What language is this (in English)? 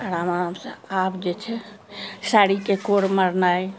Maithili